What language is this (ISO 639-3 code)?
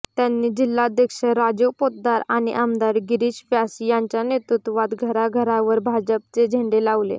mar